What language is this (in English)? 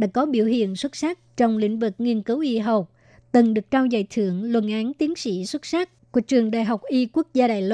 Vietnamese